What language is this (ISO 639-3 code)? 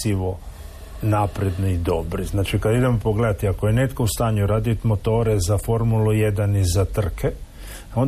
hrv